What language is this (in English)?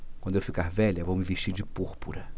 Portuguese